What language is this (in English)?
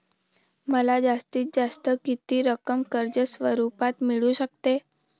Marathi